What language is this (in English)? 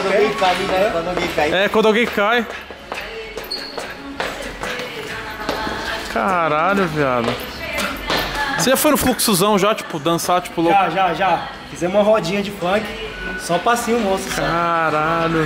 Portuguese